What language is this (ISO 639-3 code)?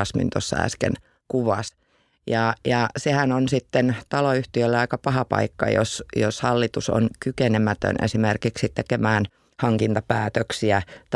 fin